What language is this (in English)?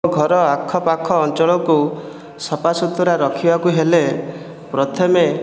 Odia